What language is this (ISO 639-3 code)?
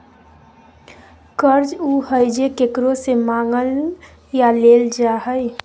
mag